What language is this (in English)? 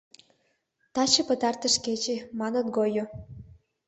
Mari